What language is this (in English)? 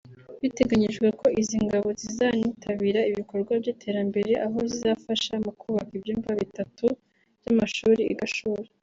Kinyarwanda